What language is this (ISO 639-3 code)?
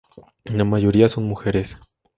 spa